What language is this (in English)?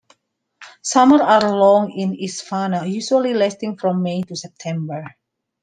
English